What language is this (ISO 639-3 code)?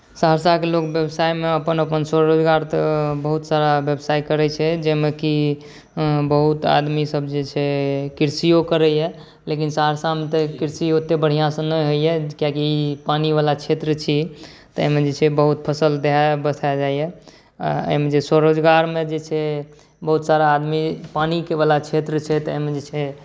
mai